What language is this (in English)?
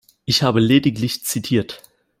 German